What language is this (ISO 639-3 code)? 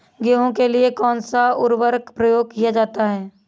hin